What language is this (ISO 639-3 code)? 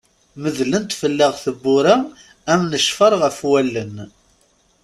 kab